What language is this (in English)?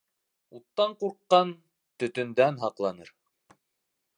Bashkir